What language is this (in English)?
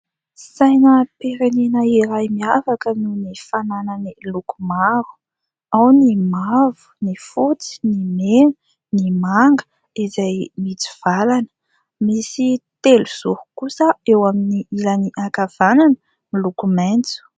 Malagasy